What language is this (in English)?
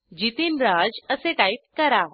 Marathi